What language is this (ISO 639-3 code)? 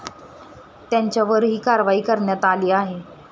mar